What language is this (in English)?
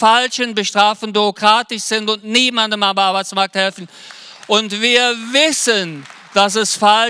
German